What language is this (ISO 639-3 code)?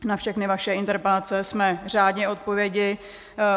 ces